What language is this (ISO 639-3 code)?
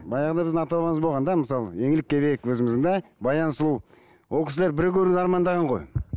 kaz